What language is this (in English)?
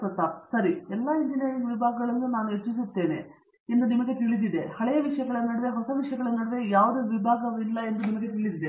Kannada